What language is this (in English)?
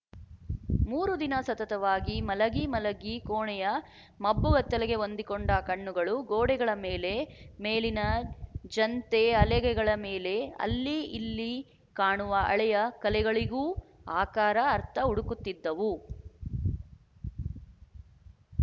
Kannada